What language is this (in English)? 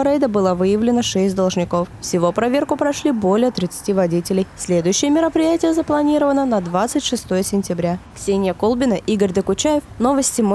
Russian